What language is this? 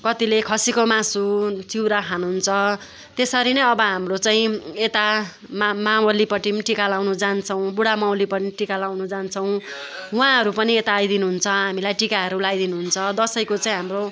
Nepali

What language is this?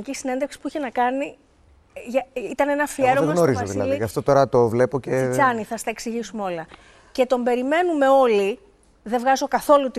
Greek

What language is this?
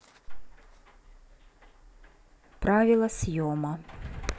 Russian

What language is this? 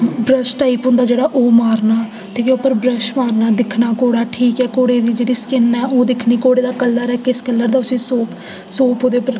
Dogri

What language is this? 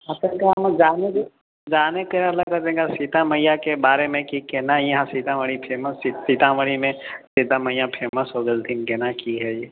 Maithili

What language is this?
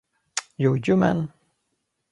Swedish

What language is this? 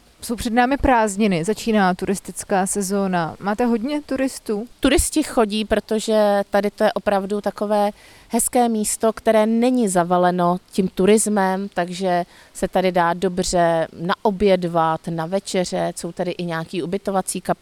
Czech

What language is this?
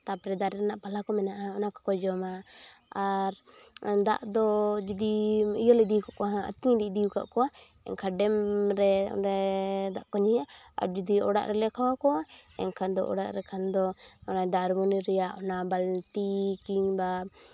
Santali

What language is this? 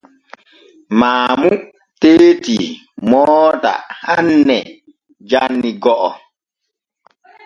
Borgu Fulfulde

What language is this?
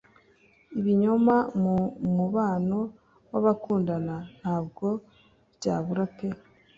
Kinyarwanda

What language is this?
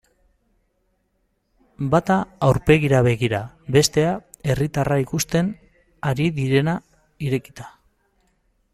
Basque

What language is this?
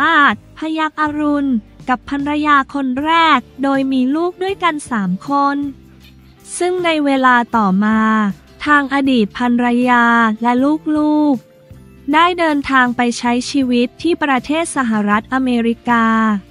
Thai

